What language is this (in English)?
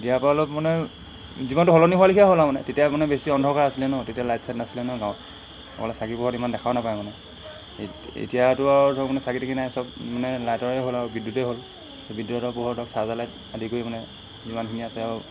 Assamese